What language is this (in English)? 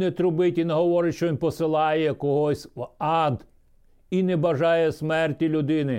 Ukrainian